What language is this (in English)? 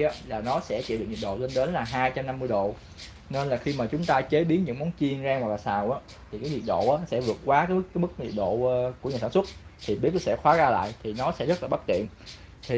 Vietnamese